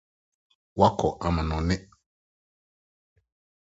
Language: Akan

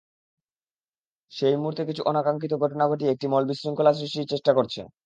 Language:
Bangla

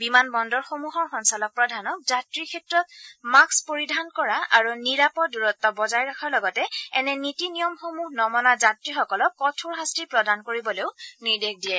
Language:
Assamese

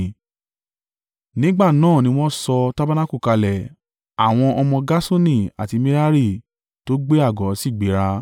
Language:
Yoruba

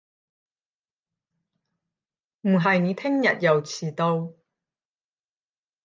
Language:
Cantonese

